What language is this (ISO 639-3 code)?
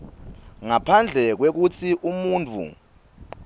ssw